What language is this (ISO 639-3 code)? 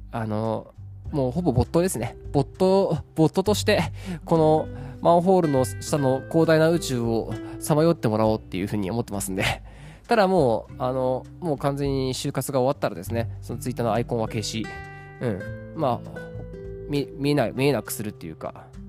jpn